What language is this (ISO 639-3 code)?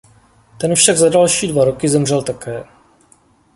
ces